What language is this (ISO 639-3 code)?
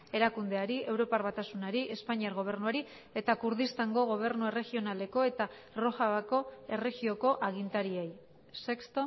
eus